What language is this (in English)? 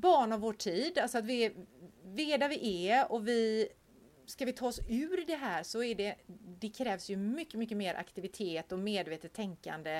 Swedish